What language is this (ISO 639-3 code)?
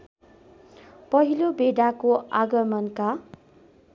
nep